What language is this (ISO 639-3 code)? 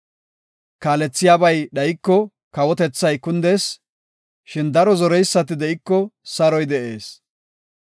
gof